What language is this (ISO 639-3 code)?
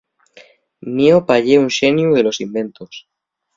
ast